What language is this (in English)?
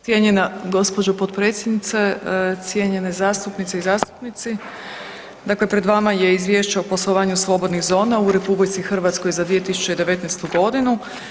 Croatian